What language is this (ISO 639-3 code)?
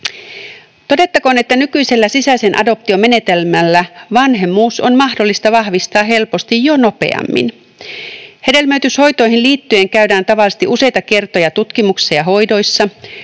fin